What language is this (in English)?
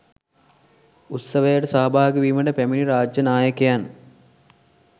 Sinhala